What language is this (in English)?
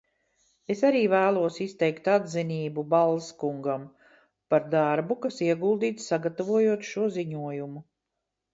Latvian